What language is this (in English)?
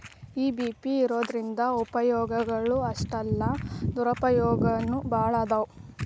Kannada